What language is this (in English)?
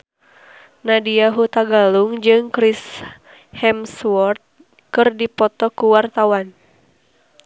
Sundanese